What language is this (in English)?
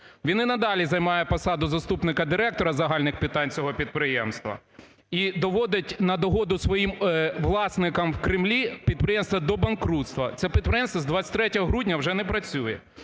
Ukrainian